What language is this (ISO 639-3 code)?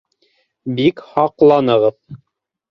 bak